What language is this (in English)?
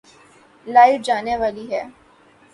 Urdu